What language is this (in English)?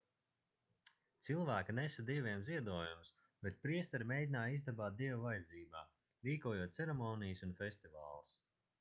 Latvian